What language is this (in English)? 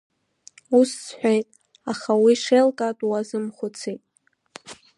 Abkhazian